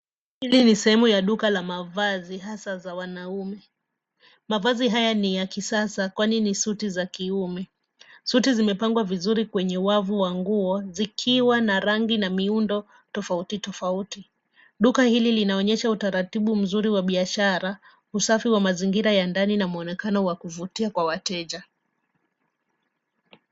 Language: Swahili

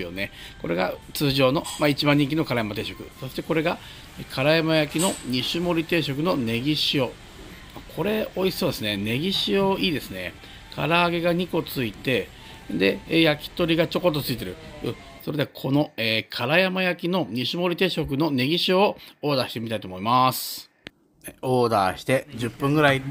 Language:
Japanese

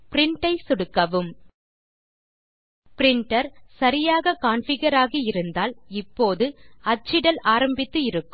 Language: Tamil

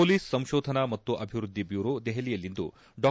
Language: Kannada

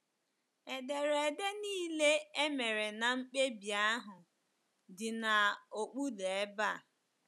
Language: Igbo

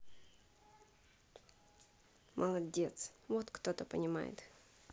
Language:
Russian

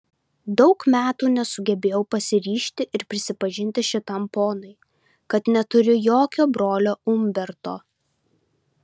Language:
Lithuanian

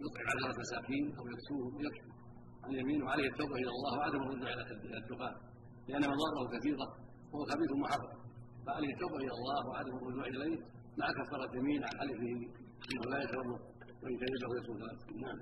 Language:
Arabic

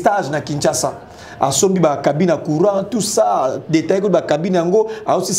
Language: French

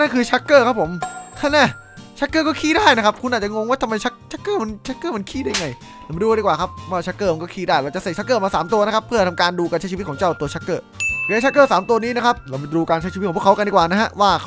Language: Thai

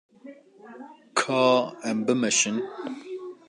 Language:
Kurdish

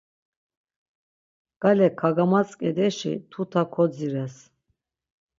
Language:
Laz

